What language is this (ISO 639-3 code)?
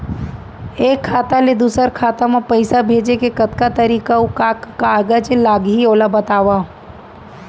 hne